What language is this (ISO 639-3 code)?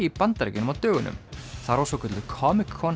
isl